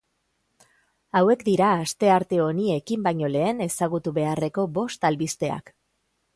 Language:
Basque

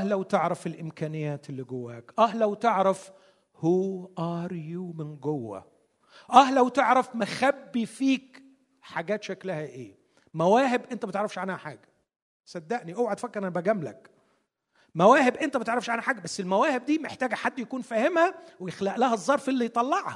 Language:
Arabic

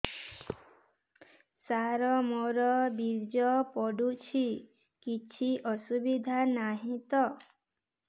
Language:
Odia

